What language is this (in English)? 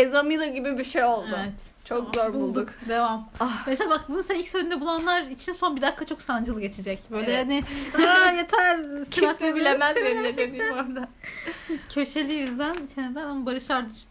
Turkish